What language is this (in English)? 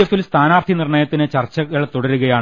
Malayalam